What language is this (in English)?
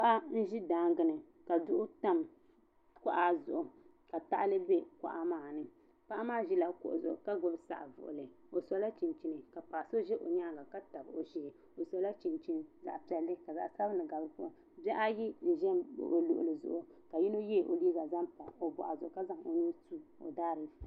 Dagbani